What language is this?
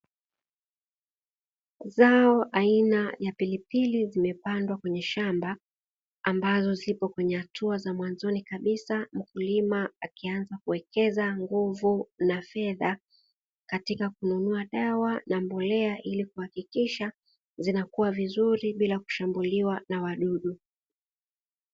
Swahili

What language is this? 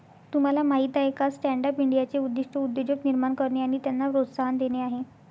Marathi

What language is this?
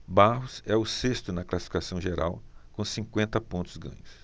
Portuguese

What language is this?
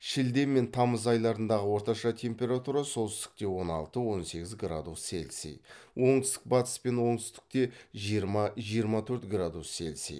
Kazakh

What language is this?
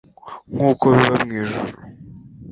Kinyarwanda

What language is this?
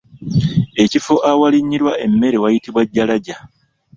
Ganda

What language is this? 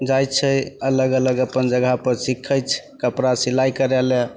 Maithili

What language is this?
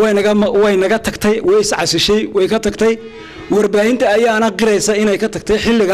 Arabic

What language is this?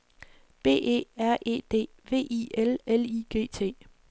Danish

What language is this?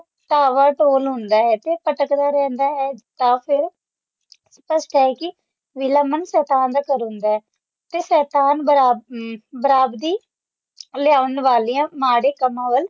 Punjabi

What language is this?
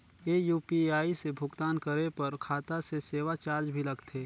Chhattisgarhi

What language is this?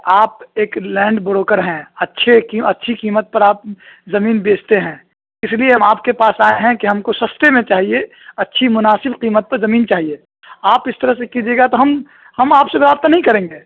Urdu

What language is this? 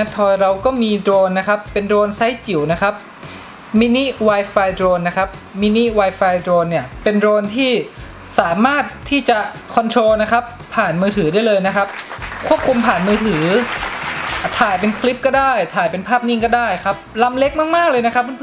Thai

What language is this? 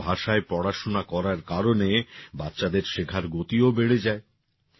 Bangla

